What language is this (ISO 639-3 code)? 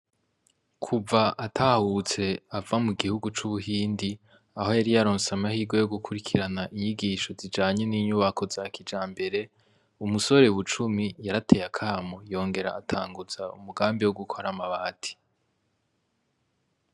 run